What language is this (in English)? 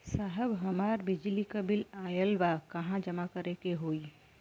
Bhojpuri